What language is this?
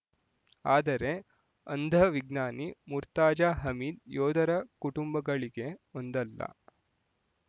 Kannada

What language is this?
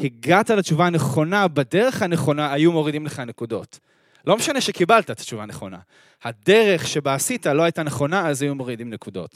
Hebrew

